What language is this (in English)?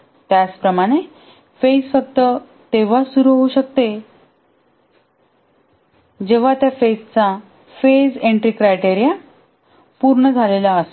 Marathi